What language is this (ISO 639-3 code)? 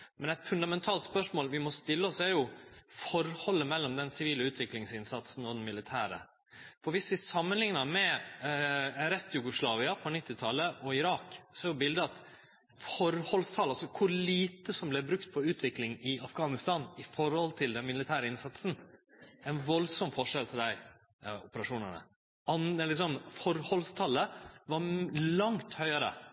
nno